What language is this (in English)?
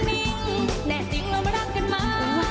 Thai